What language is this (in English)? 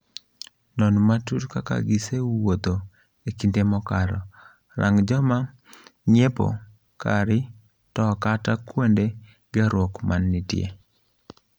Luo (Kenya and Tanzania)